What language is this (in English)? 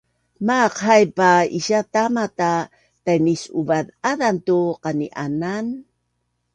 Bunun